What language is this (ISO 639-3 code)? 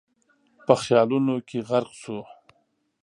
pus